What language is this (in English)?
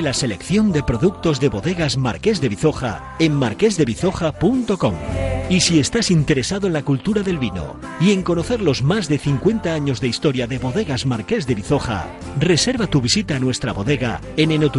Spanish